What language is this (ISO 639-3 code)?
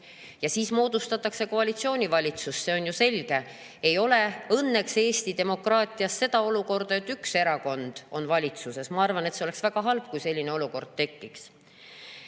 est